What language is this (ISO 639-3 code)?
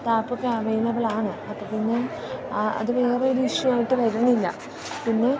mal